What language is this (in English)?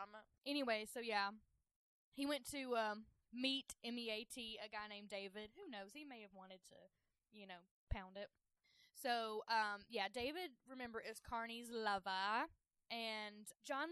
English